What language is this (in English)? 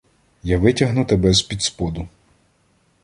Ukrainian